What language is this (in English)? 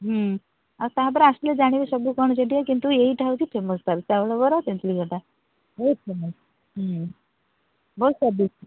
Odia